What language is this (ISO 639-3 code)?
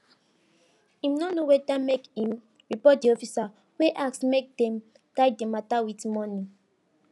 pcm